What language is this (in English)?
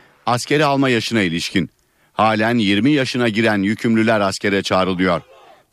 Turkish